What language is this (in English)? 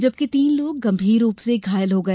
Hindi